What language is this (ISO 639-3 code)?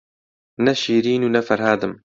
ckb